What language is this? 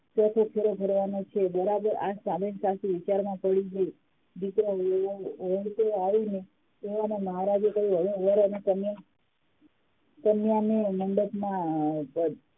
Gujarati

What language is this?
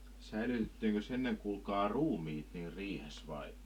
Finnish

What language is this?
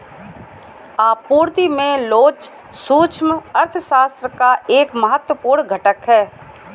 Hindi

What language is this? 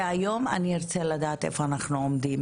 Hebrew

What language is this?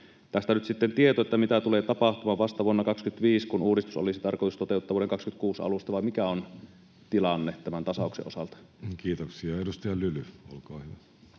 Finnish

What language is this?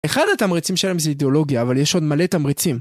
Hebrew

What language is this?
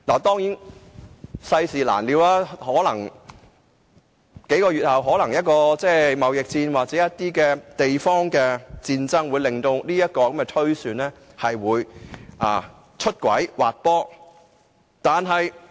Cantonese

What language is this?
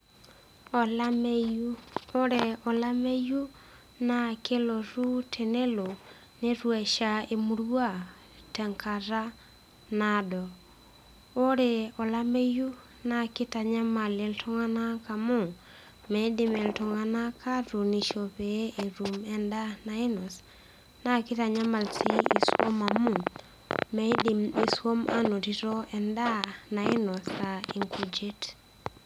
Masai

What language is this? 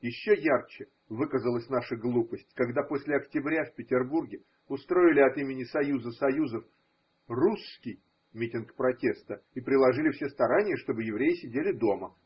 Russian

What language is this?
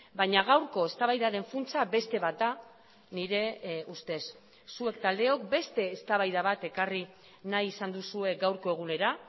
Basque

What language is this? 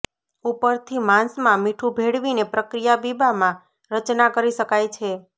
Gujarati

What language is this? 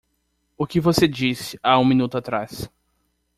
Portuguese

